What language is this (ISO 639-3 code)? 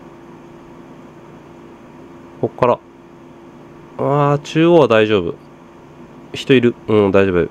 jpn